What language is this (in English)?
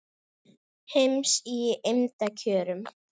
Icelandic